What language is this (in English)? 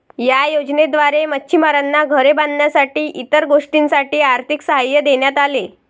Marathi